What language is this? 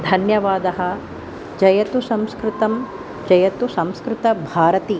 Sanskrit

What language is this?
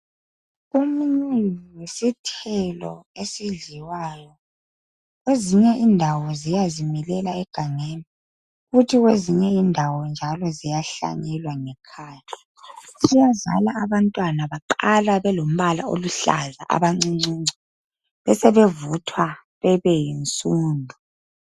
North Ndebele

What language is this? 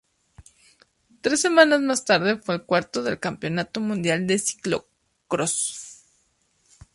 Spanish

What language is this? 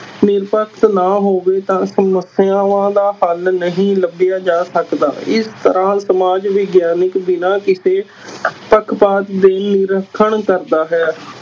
Punjabi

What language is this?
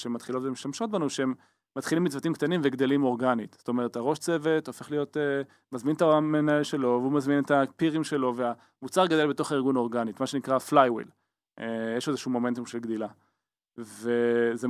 Hebrew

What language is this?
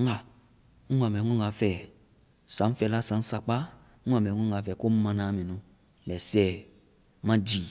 Vai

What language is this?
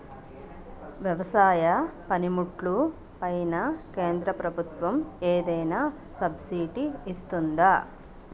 Telugu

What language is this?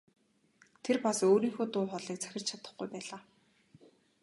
Mongolian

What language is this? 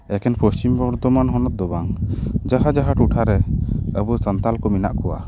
Santali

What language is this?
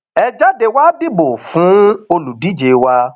Yoruba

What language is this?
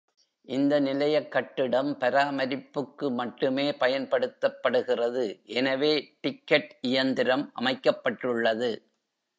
Tamil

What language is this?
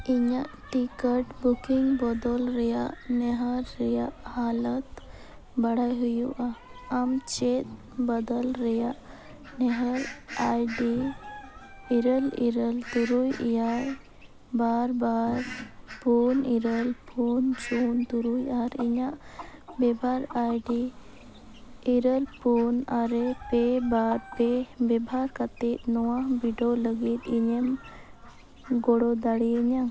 Santali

